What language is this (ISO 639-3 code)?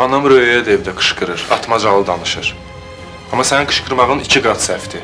tur